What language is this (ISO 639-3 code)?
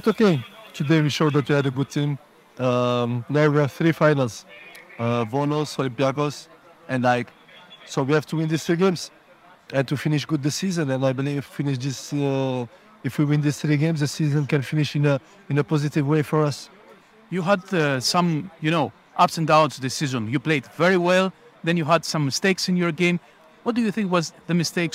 ell